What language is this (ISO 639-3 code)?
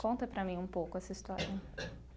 por